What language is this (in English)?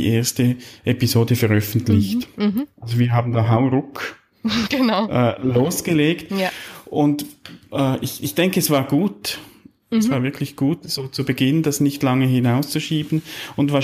German